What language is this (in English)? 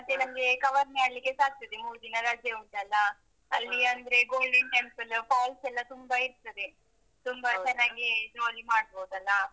Kannada